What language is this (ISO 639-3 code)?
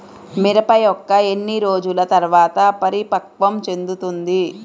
tel